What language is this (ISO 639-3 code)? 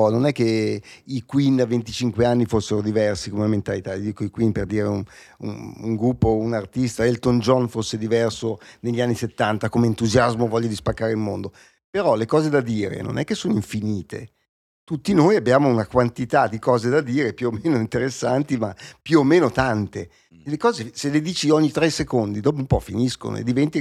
ita